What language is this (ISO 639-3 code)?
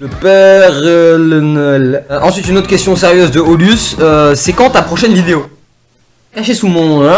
fra